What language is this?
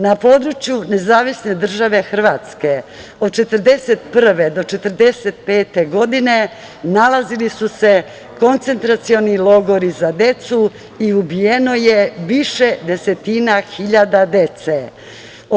Serbian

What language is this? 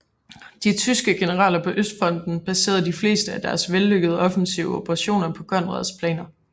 Danish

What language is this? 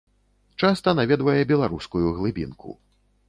Belarusian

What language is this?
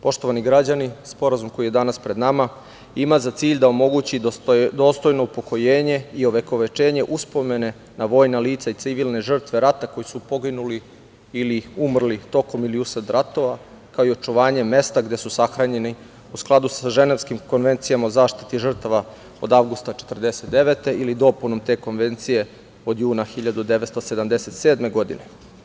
Serbian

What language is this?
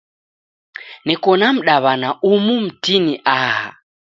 Taita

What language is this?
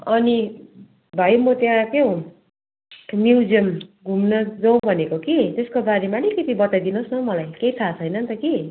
Nepali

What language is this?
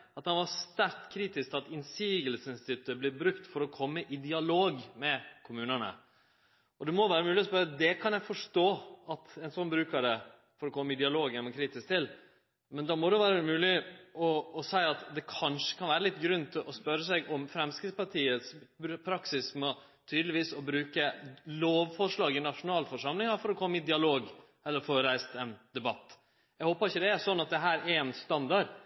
Norwegian Nynorsk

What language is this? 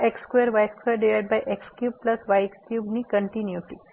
Gujarati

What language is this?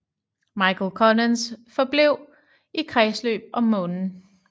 Danish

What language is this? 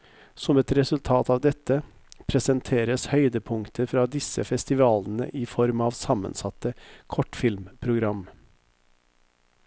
Norwegian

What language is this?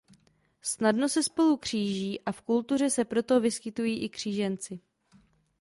Czech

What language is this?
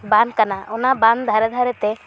Santali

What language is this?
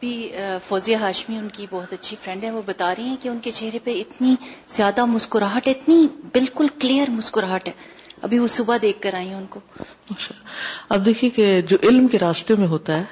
Urdu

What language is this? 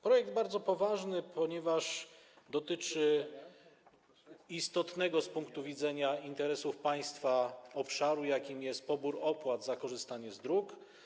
Polish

